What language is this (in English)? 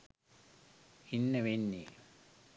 Sinhala